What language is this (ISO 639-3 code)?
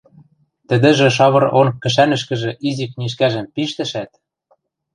mrj